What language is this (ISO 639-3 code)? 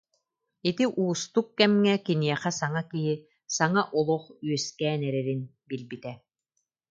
sah